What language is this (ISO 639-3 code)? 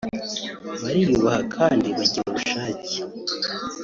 kin